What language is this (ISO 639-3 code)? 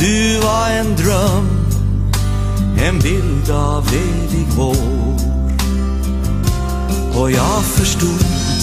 nld